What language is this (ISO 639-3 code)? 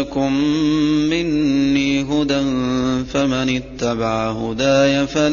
ara